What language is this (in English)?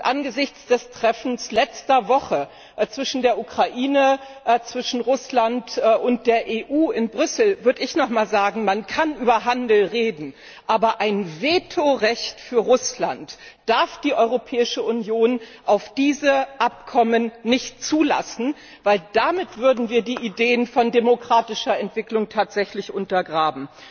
German